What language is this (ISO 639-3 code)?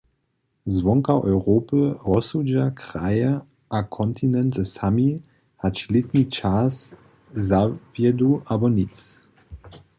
hsb